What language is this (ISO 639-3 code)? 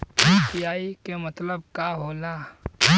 bho